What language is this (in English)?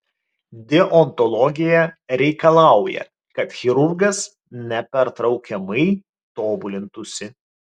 Lithuanian